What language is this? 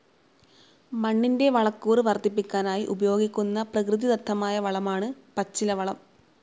Malayalam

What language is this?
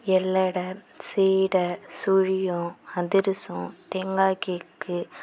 Tamil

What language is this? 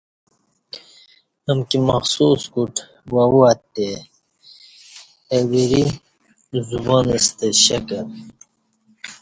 Kati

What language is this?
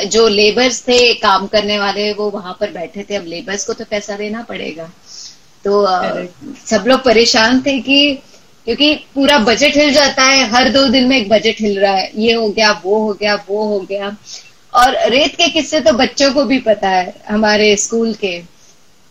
English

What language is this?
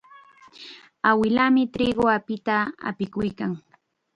Chiquián Ancash Quechua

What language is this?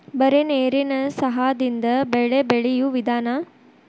Kannada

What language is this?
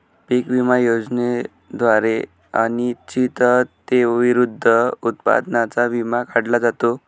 Marathi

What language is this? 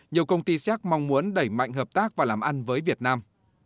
Vietnamese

